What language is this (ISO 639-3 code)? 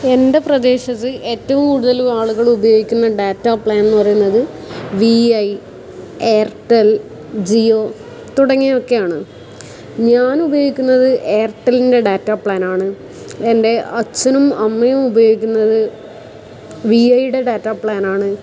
mal